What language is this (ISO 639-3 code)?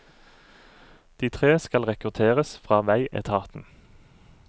nor